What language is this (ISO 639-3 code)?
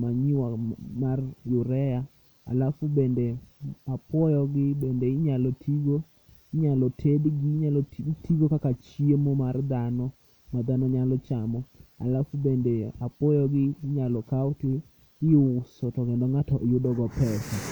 luo